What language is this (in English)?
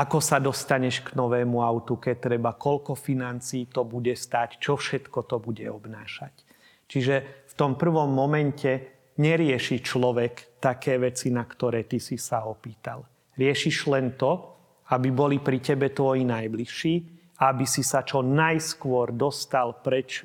Slovak